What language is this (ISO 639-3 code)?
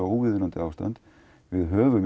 isl